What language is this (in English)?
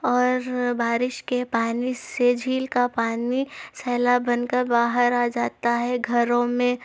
Urdu